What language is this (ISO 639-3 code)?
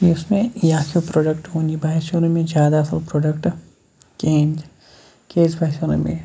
kas